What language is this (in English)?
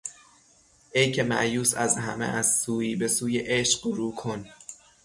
Persian